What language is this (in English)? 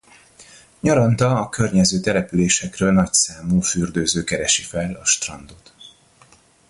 Hungarian